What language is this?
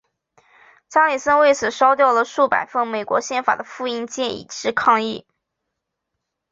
Chinese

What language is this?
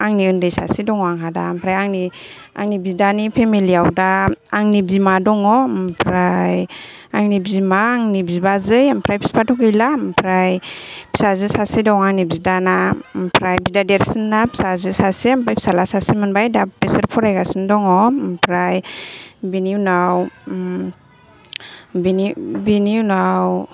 Bodo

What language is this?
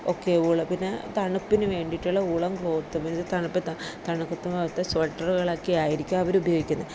Malayalam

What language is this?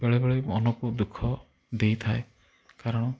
Odia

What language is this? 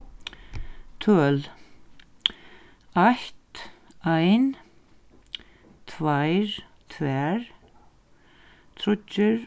Faroese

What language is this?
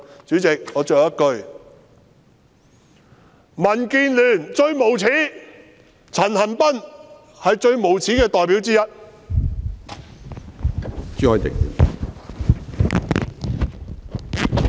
Cantonese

